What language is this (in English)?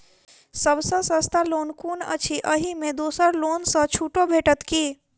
Maithili